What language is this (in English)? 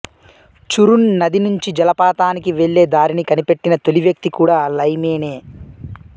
Telugu